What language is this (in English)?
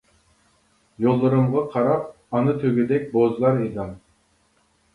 Uyghur